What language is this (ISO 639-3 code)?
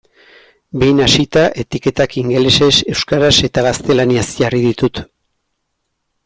eus